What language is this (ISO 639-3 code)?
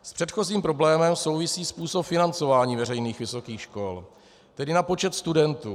ces